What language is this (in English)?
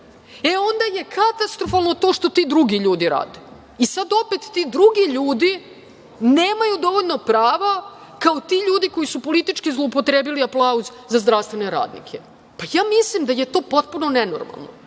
Serbian